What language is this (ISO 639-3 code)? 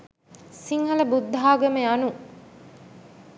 sin